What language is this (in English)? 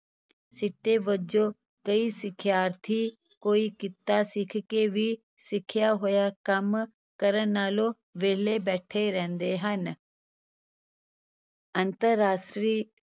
Punjabi